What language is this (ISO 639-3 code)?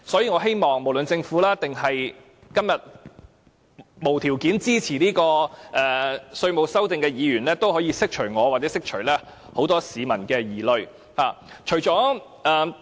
yue